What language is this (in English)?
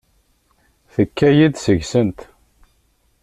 Kabyle